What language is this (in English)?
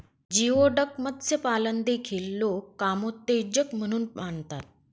Marathi